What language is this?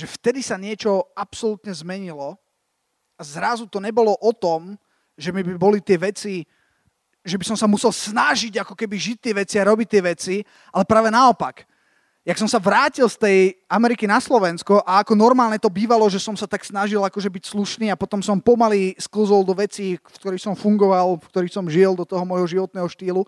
Slovak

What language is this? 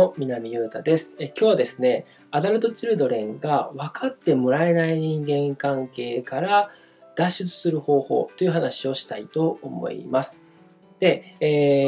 Japanese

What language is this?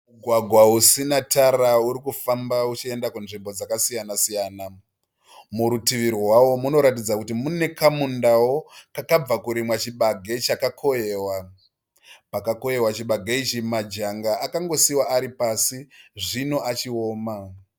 Shona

